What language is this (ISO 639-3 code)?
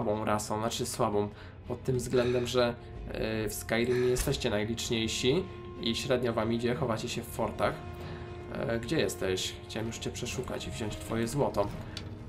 pol